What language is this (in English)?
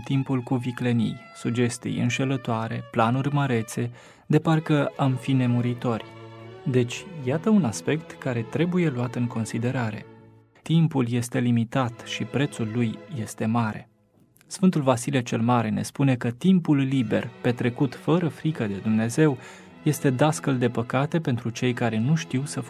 Romanian